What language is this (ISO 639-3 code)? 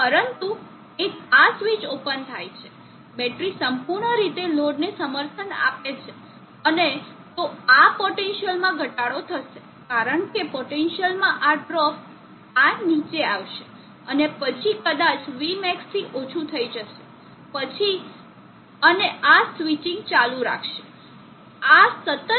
guj